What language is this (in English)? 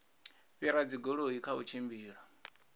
Venda